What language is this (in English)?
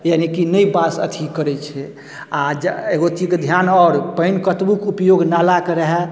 Maithili